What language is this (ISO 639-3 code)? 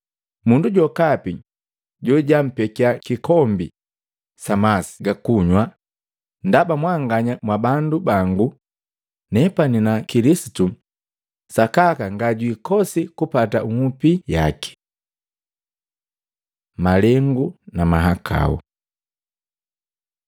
mgv